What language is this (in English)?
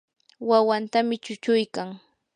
Yanahuanca Pasco Quechua